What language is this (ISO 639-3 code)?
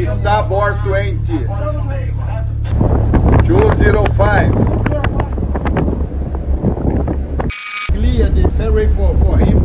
por